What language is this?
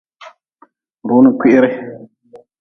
Nawdm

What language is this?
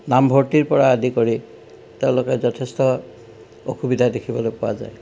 Assamese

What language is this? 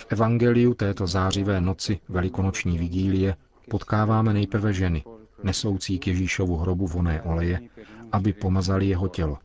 Czech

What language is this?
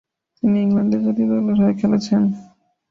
Bangla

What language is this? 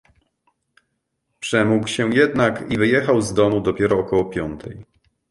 Polish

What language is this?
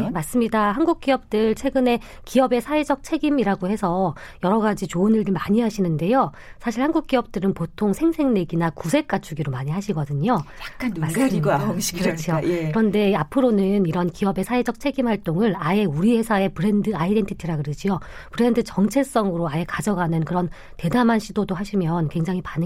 Korean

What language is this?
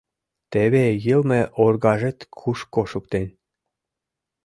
Mari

